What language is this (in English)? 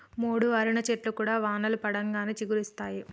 Telugu